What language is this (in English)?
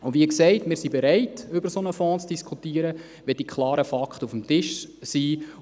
Swiss German